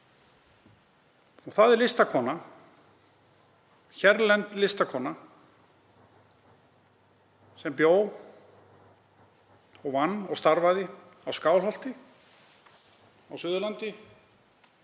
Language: Icelandic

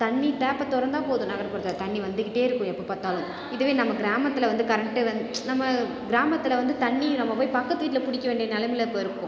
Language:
Tamil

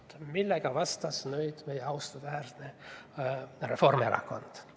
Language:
Estonian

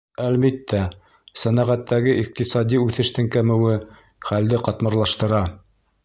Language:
Bashkir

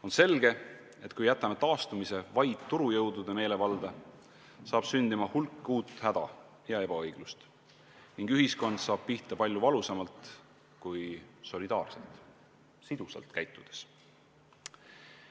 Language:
Estonian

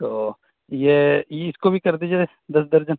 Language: Urdu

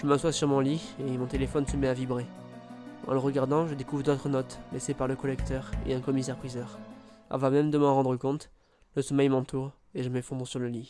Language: French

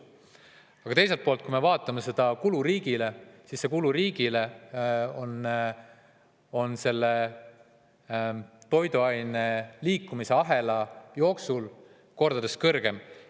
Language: Estonian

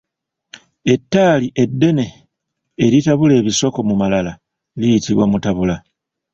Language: Ganda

